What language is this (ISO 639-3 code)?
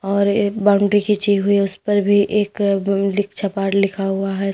hin